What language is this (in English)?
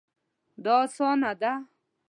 Pashto